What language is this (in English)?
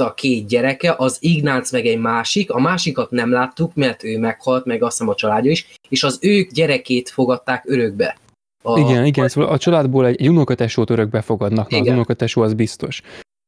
Hungarian